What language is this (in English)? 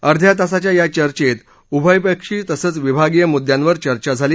Marathi